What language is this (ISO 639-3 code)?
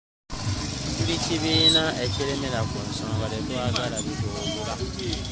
lug